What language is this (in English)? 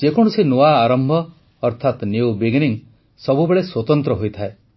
Odia